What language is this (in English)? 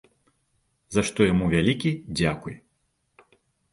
Belarusian